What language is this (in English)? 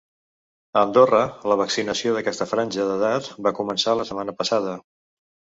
Catalan